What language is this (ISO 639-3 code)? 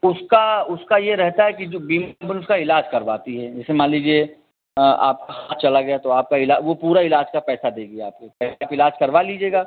hin